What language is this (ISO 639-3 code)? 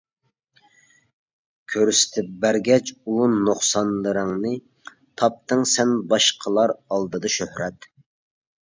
uig